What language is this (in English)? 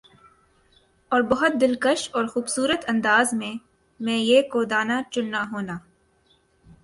Urdu